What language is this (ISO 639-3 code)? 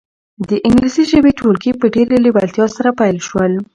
pus